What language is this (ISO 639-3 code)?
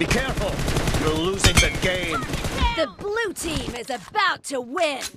eng